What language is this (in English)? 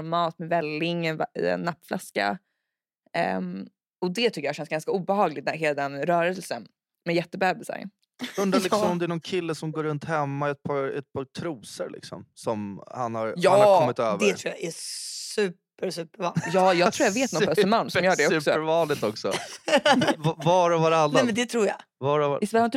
Swedish